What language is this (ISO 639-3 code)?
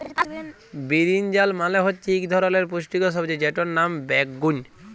ben